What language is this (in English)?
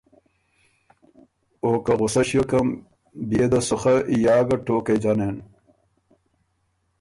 Ormuri